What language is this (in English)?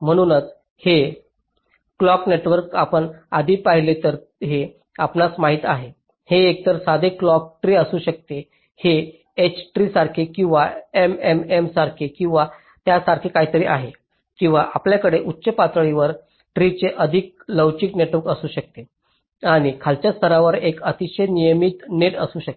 Marathi